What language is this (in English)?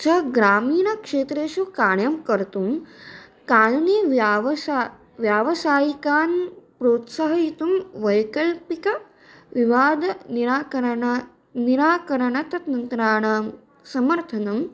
Sanskrit